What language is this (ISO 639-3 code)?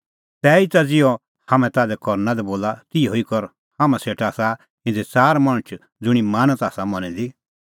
kfx